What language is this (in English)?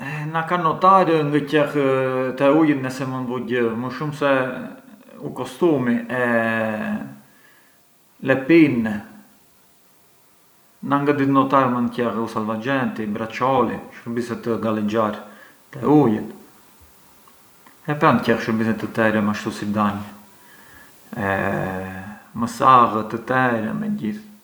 Arbëreshë Albanian